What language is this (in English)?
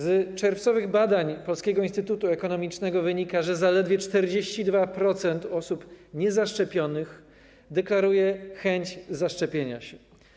Polish